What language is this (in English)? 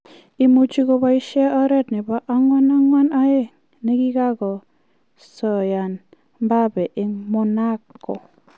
Kalenjin